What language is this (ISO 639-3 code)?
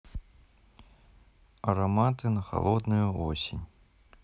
rus